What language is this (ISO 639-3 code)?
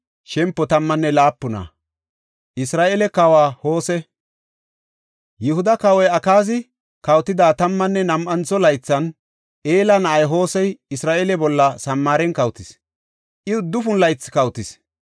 gof